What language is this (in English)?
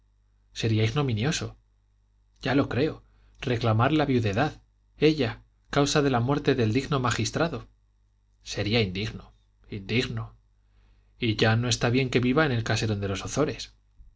Spanish